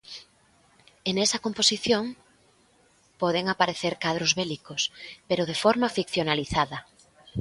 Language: Galician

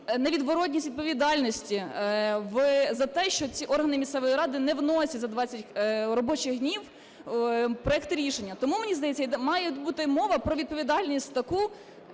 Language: Ukrainian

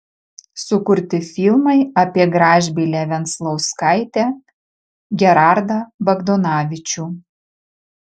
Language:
Lithuanian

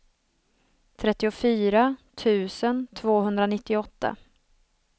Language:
Swedish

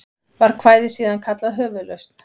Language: Icelandic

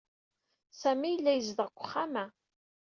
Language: Kabyle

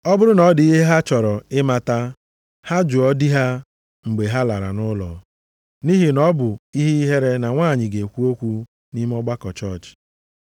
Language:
Igbo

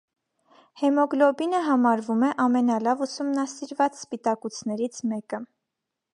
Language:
Armenian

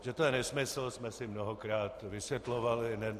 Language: Czech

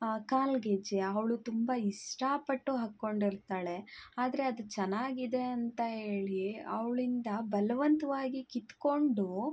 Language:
Kannada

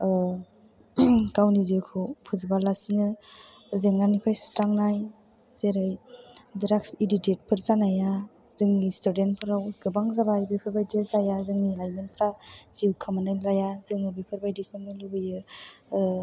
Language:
Bodo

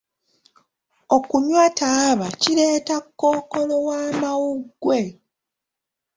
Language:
Ganda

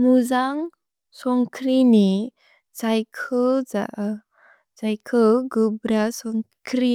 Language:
Bodo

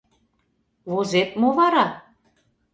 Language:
Mari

